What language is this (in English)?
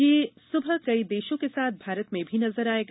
Hindi